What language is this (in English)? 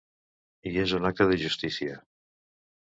Catalan